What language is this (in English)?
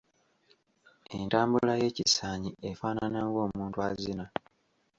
Ganda